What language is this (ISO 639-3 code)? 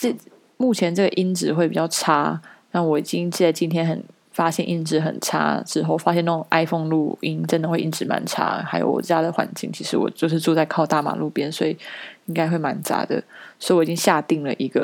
zho